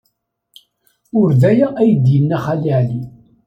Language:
Kabyle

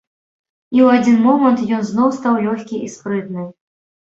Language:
Belarusian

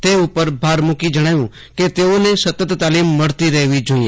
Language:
Gujarati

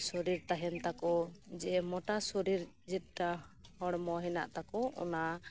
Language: Santali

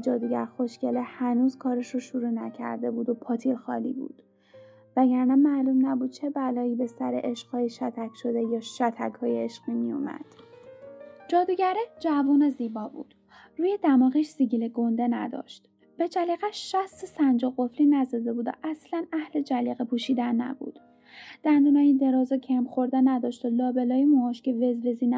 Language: Persian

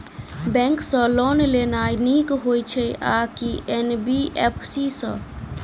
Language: Maithili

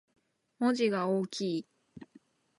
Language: Japanese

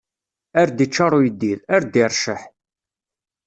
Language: Kabyle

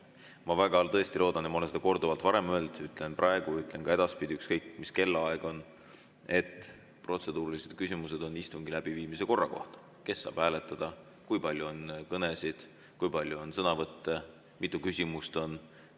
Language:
Estonian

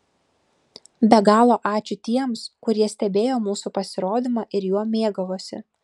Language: Lithuanian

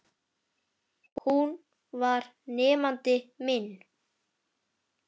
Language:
Icelandic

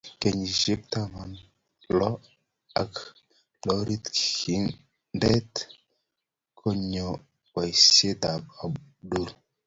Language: Kalenjin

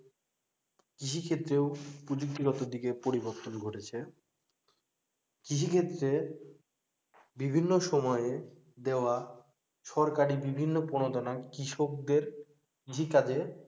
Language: Bangla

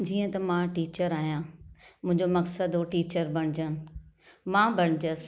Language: Sindhi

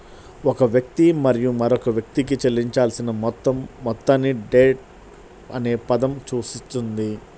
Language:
Telugu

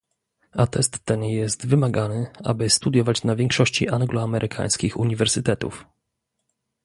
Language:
Polish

